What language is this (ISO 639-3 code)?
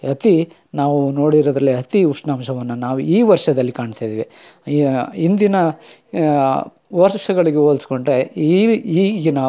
kan